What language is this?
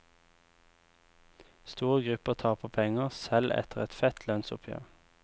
Norwegian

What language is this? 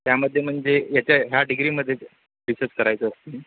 Marathi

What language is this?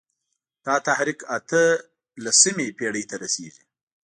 Pashto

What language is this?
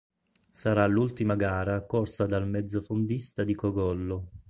Italian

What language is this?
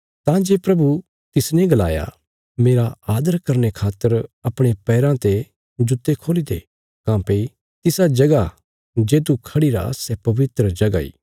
Bilaspuri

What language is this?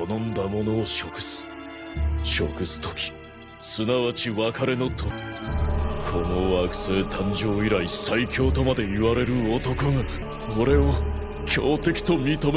Japanese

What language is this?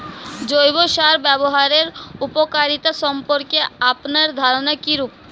Bangla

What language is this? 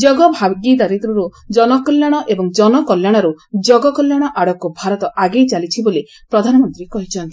Odia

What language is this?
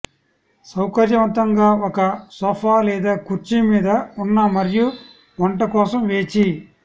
Telugu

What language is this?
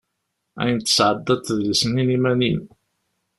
Kabyle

